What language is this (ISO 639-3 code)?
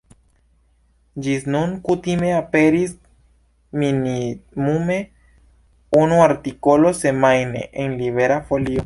epo